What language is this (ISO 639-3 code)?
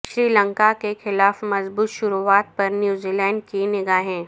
urd